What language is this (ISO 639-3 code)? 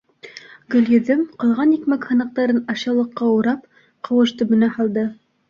bak